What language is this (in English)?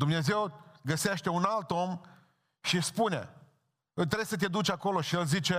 Romanian